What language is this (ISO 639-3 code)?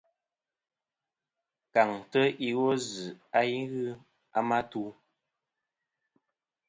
bkm